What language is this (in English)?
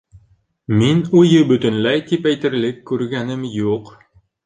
Bashkir